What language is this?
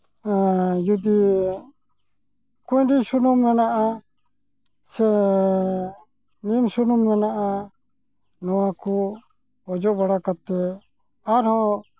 Santali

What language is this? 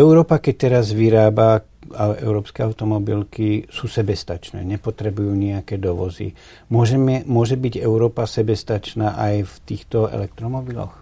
Slovak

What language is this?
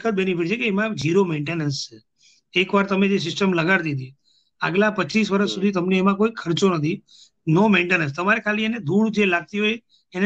Gujarati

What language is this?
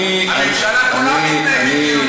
Hebrew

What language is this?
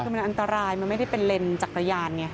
Thai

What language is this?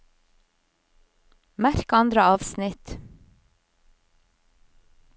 Norwegian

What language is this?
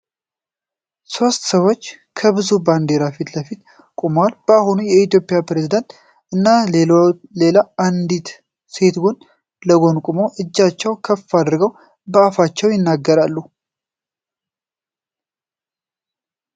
Amharic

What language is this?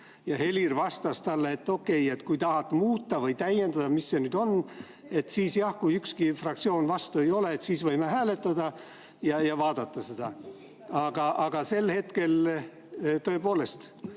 Estonian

